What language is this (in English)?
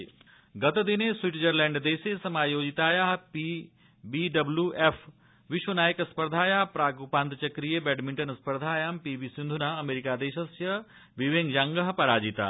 Sanskrit